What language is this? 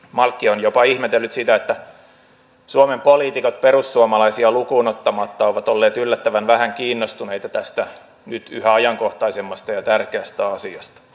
Finnish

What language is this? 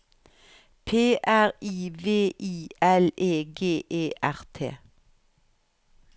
Norwegian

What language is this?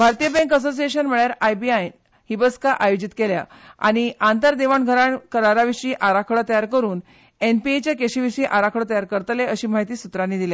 Konkani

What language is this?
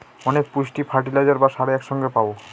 Bangla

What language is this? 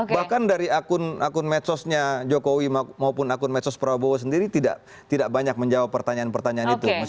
Indonesian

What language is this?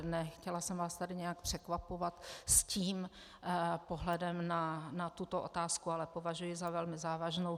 Czech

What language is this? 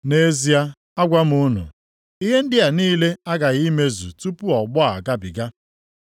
Igbo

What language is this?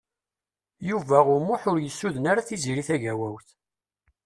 Kabyle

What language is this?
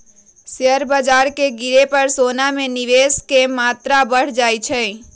Magahi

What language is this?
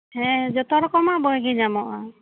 Santali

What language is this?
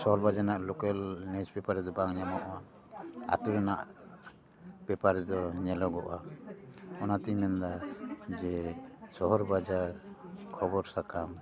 Santali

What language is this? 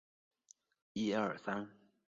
Chinese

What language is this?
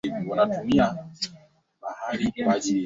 Swahili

